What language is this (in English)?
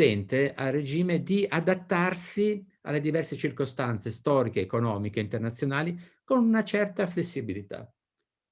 Italian